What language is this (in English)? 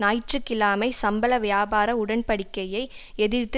Tamil